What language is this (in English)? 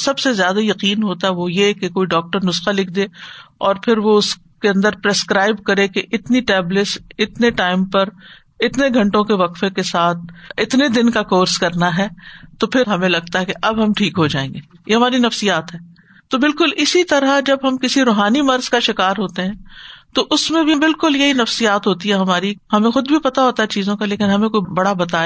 Urdu